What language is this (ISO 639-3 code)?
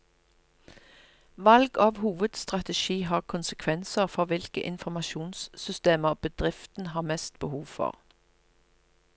nor